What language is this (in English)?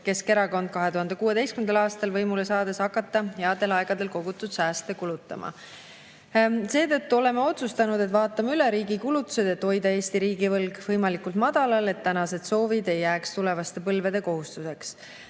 Estonian